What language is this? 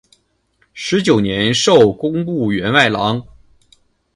Chinese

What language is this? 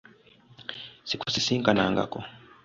Ganda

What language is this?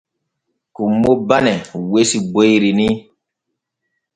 Borgu Fulfulde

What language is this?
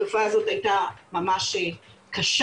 Hebrew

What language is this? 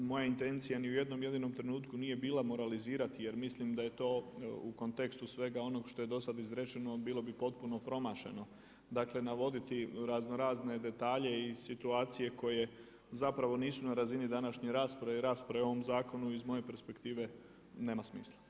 Croatian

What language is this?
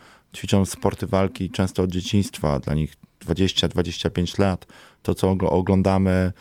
Polish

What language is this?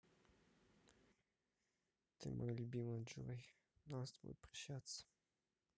Russian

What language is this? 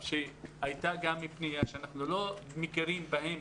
Hebrew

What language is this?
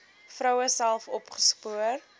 Afrikaans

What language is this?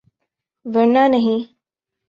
Urdu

